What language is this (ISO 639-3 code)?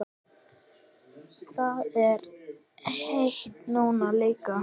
isl